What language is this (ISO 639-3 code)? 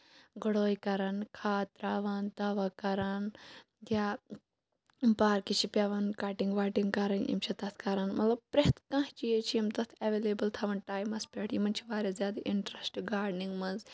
kas